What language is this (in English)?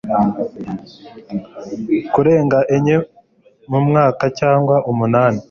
Kinyarwanda